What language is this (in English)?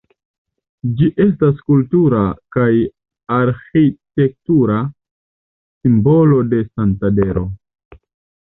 Esperanto